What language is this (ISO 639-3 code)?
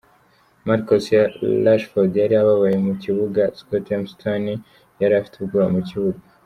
kin